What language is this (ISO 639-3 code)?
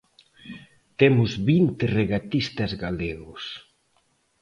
glg